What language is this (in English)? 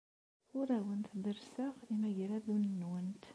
Kabyle